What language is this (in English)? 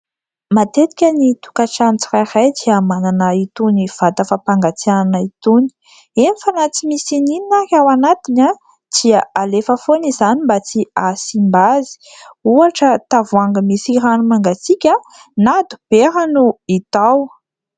Malagasy